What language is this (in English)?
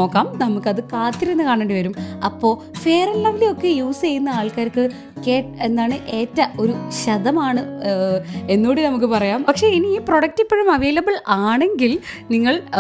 Malayalam